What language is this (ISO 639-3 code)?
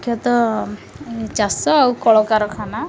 ori